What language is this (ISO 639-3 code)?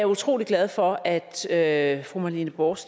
dan